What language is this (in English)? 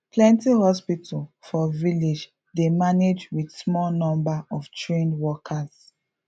Nigerian Pidgin